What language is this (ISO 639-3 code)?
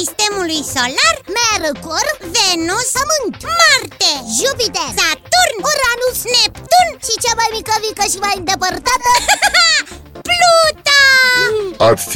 ron